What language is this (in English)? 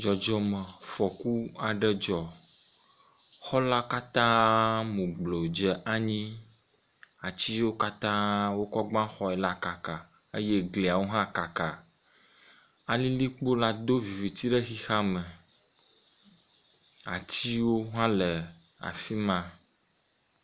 Ewe